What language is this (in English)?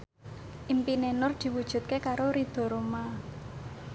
Javanese